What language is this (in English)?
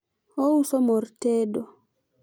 Luo (Kenya and Tanzania)